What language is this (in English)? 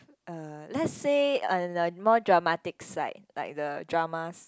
English